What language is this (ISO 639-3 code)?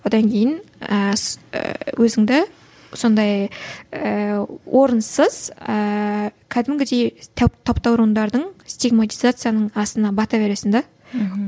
kaz